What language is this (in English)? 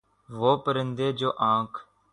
Urdu